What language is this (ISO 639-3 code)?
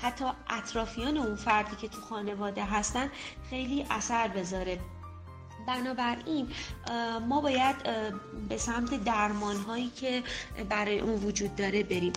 fas